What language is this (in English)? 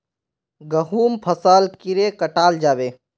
Magahi